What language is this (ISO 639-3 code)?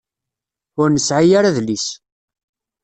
kab